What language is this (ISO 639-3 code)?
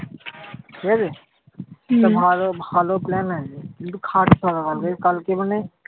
ben